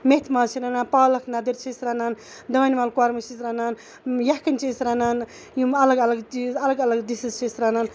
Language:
Kashmiri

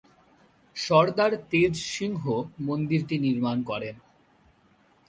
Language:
Bangla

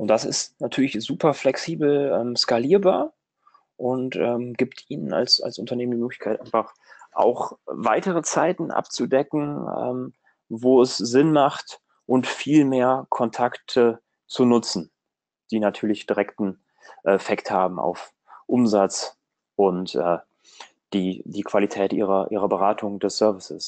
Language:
German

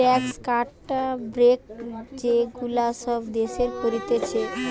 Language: Bangla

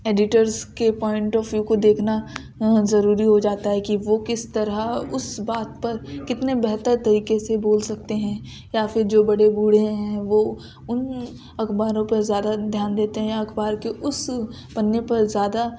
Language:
Urdu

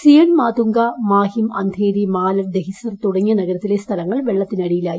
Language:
Malayalam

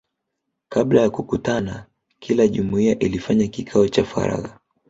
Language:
Swahili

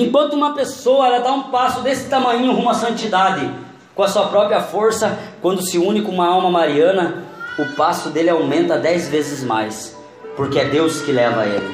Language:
Portuguese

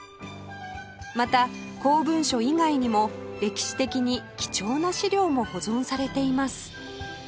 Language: Japanese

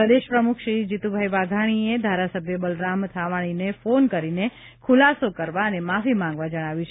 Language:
Gujarati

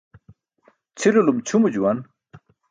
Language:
Burushaski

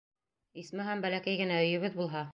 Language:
Bashkir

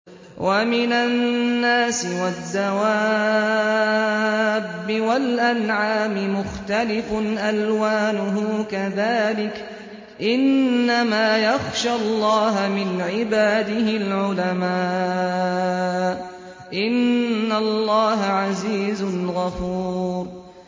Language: Arabic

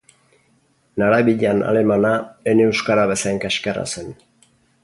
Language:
Basque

